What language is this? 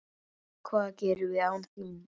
Icelandic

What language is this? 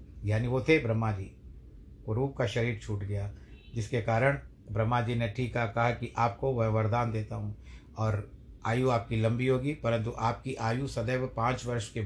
Hindi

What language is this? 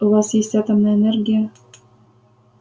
Russian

